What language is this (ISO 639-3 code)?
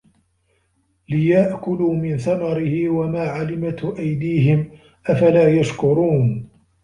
ara